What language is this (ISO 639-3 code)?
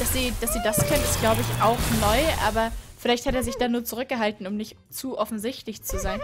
deu